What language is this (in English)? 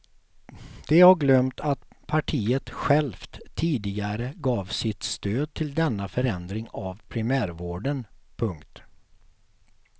Swedish